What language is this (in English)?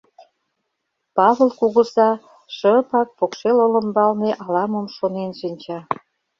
Mari